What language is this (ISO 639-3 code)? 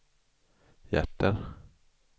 swe